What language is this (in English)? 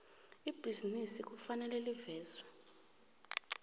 South Ndebele